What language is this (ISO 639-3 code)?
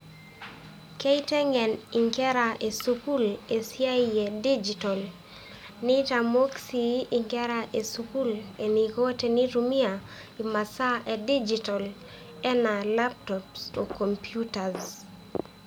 mas